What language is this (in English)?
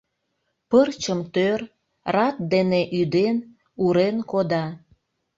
Mari